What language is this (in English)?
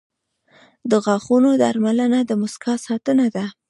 Pashto